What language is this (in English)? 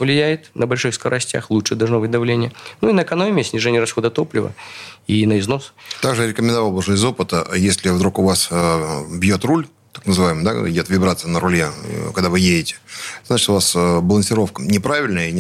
Russian